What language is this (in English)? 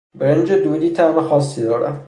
Persian